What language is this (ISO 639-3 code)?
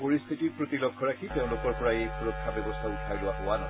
asm